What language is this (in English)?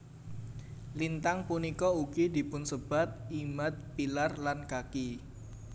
Javanese